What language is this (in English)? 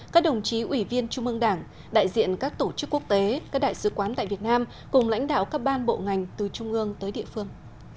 Vietnamese